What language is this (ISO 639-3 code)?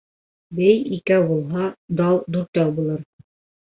bak